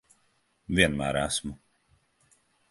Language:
Latvian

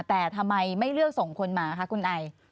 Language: Thai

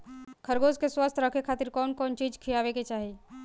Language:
Bhojpuri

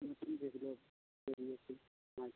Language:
Bangla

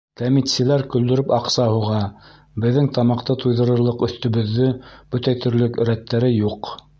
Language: Bashkir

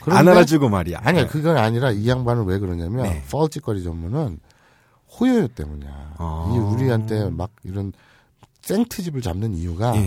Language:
Korean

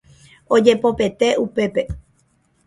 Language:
Guarani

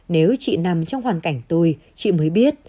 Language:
Vietnamese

